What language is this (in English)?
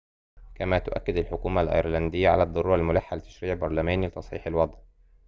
Arabic